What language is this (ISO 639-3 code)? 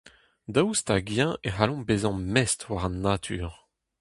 bre